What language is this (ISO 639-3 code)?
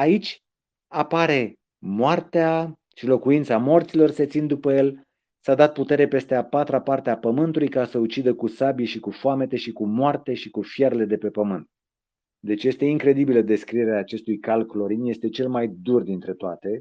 ron